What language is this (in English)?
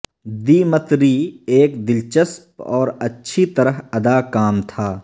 Urdu